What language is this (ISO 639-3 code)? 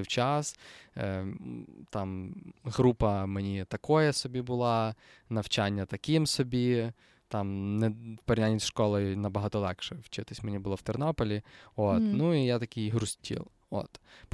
ukr